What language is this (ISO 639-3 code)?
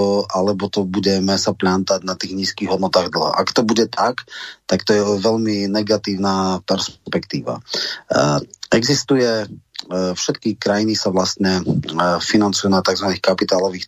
slk